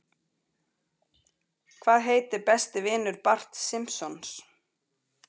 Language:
Icelandic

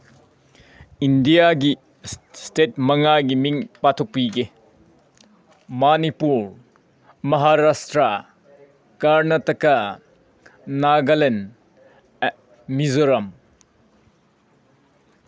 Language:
Manipuri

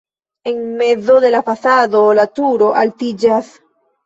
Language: Esperanto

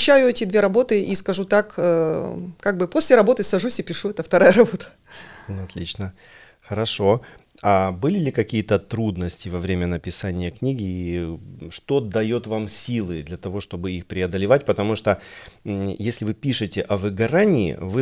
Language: Russian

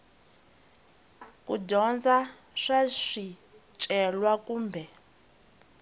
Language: Tsonga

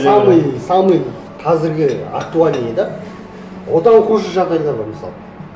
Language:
Kazakh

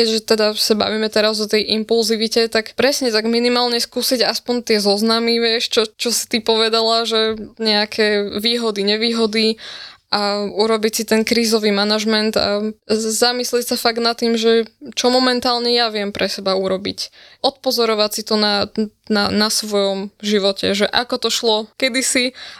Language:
Slovak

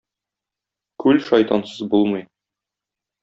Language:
Tatar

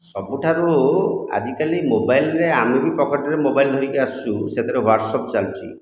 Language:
Odia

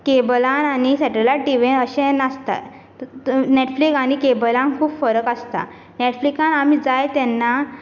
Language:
Konkani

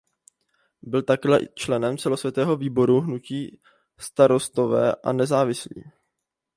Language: Czech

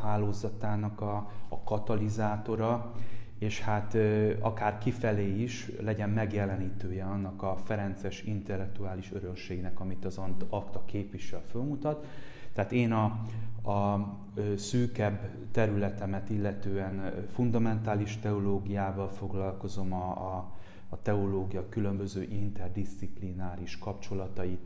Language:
Hungarian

